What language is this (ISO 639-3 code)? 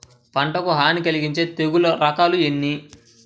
tel